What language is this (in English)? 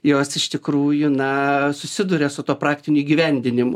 Lithuanian